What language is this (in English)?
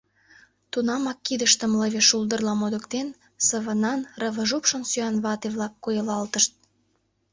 Mari